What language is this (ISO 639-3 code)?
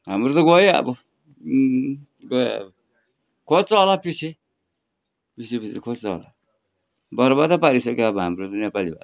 nep